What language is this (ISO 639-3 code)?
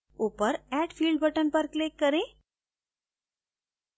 hin